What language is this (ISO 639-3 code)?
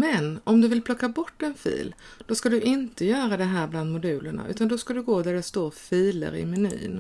swe